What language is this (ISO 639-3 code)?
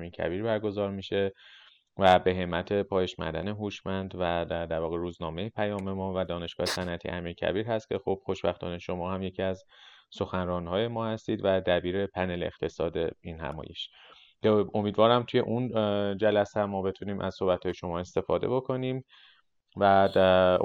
fas